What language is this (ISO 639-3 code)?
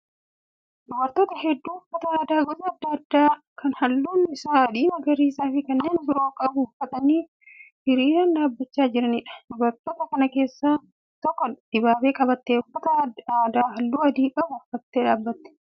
orm